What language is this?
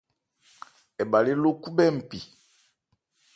Ebrié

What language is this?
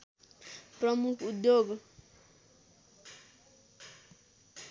Nepali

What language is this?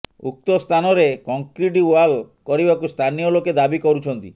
Odia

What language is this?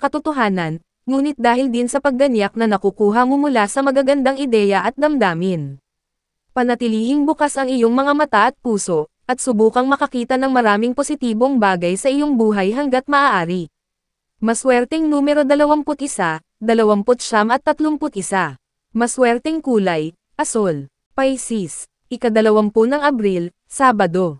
Filipino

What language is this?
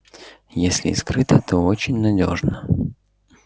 Russian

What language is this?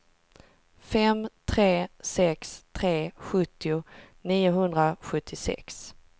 Swedish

